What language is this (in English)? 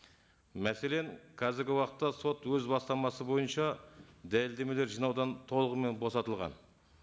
Kazakh